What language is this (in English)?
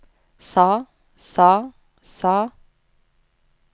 Norwegian